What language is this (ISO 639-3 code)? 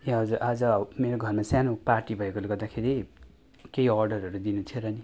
nep